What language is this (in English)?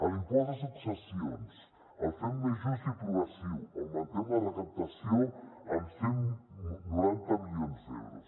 Catalan